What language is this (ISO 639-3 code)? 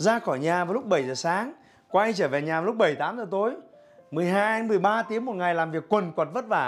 vie